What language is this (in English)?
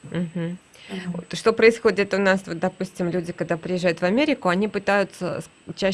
Russian